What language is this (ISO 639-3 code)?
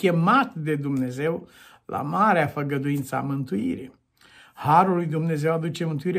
ron